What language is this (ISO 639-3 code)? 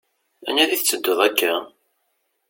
kab